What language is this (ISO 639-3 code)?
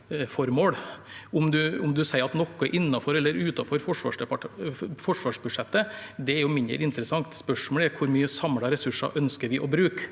nor